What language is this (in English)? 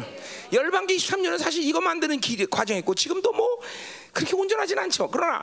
Korean